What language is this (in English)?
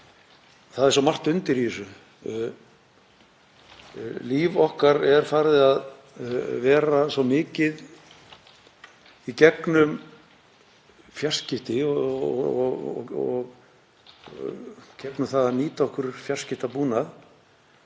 Icelandic